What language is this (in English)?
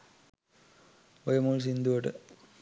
Sinhala